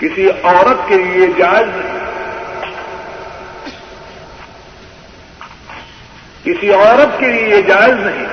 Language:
Urdu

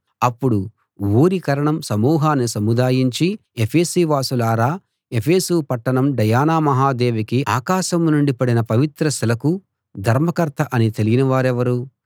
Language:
Telugu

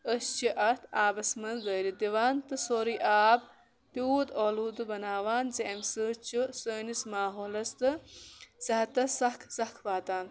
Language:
Kashmiri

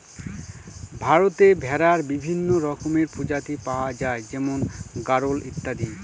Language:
Bangla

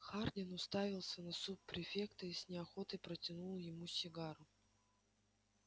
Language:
Russian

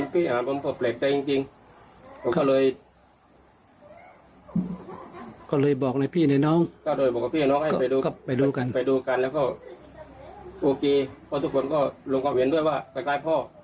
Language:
Thai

